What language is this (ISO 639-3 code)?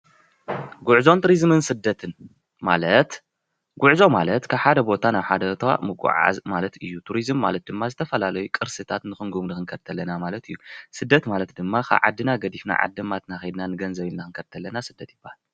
tir